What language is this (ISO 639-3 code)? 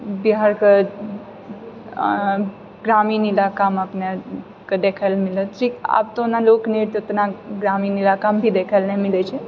mai